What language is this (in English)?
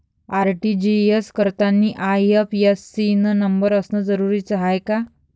Marathi